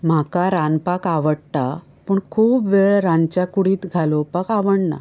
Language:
Konkani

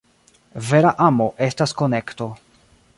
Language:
Esperanto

